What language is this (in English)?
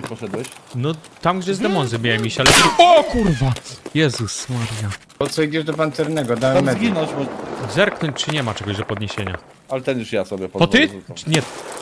Polish